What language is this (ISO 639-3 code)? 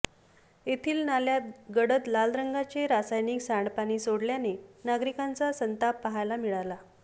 mar